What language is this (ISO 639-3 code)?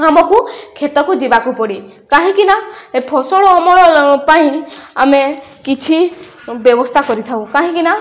ori